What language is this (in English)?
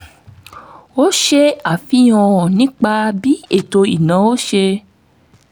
Yoruba